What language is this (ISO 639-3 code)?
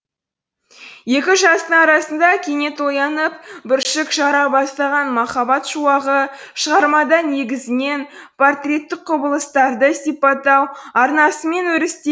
kaz